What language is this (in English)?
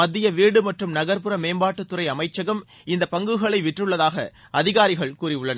Tamil